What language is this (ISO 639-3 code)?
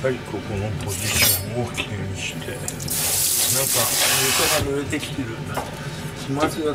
jpn